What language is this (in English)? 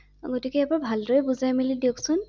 Assamese